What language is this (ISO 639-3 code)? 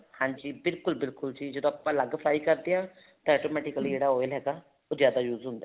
pan